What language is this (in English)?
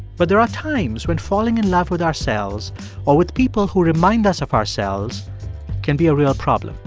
English